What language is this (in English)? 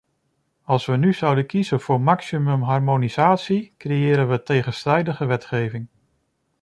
Dutch